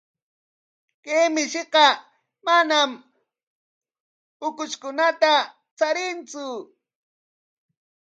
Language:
Corongo Ancash Quechua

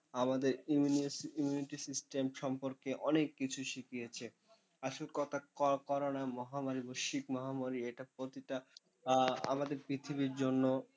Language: Bangla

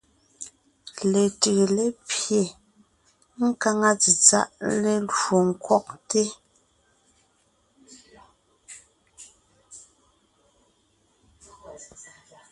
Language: Ngiemboon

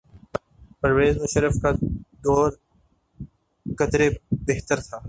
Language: Urdu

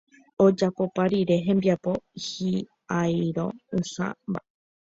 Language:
Guarani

